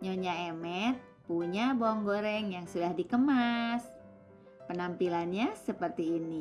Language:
Indonesian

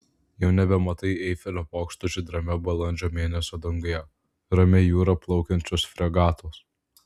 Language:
Lithuanian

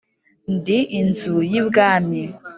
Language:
Kinyarwanda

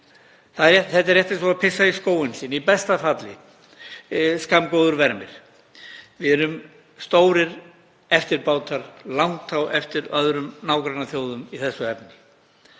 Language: Icelandic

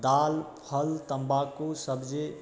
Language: Maithili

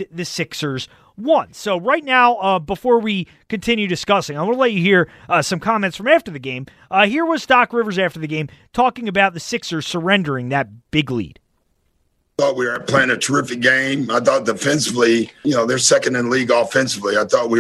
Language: English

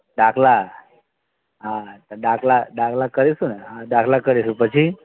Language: Gujarati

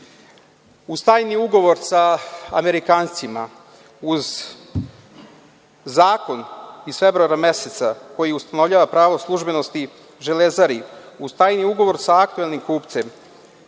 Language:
Serbian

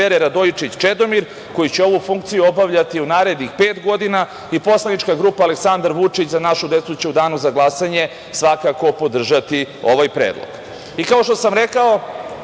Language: Serbian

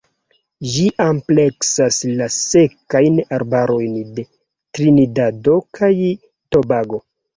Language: Esperanto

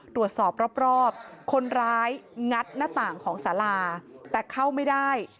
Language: Thai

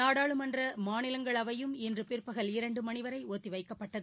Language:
Tamil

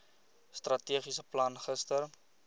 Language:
Afrikaans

